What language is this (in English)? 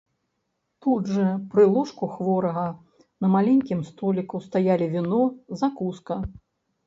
Belarusian